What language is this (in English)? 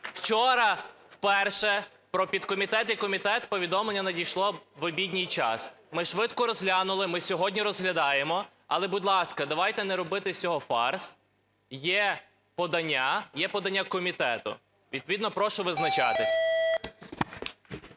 Ukrainian